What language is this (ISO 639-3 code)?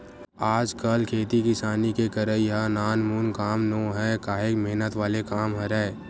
hne